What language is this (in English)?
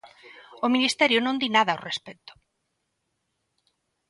Galician